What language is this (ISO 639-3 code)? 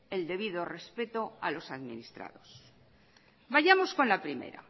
spa